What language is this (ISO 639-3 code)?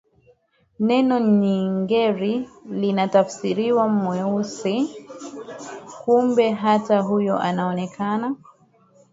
swa